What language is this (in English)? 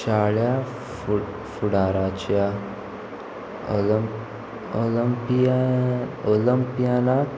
Konkani